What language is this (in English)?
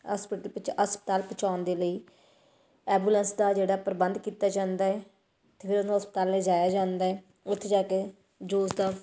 Punjabi